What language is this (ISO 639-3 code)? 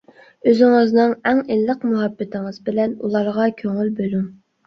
uig